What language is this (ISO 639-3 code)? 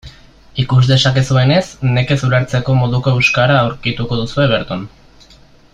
eus